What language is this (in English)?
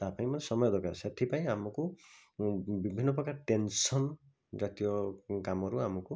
Odia